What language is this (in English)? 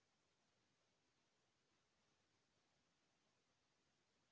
Chhattisgarhi